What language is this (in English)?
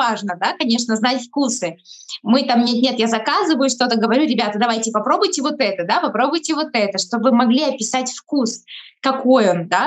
Russian